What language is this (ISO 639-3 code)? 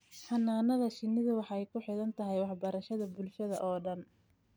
som